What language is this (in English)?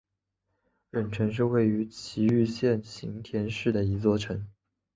Chinese